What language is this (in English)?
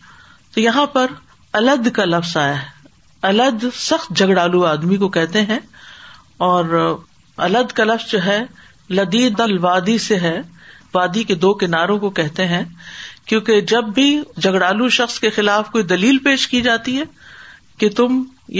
Urdu